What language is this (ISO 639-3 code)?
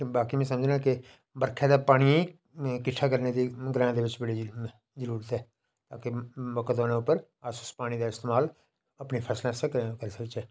doi